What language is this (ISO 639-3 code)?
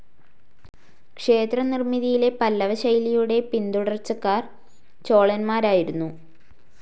mal